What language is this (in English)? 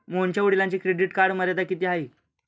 Marathi